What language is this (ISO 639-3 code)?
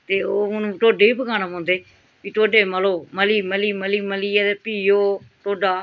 doi